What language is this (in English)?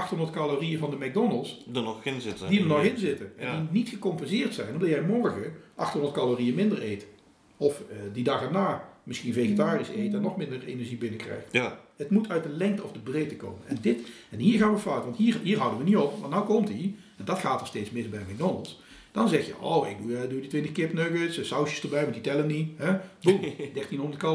Dutch